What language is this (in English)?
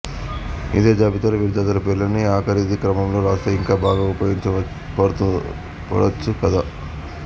Telugu